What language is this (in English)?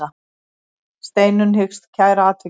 Icelandic